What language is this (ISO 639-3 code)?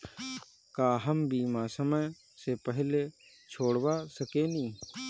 bho